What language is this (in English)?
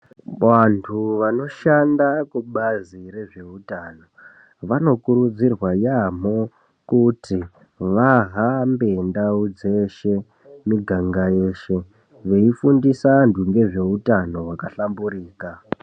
Ndau